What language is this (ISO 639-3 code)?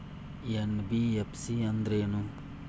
kan